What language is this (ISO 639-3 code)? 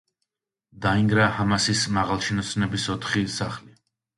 kat